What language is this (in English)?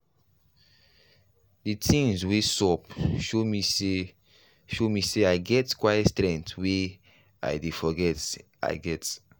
Nigerian Pidgin